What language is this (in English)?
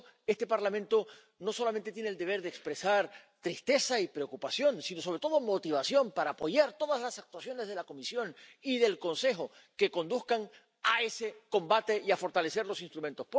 Spanish